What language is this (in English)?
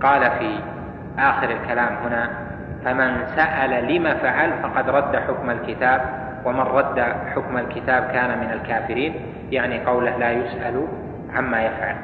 Arabic